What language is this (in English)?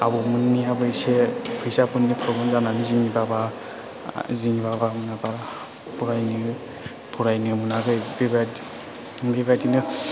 Bodo